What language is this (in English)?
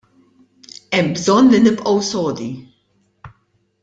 Maltese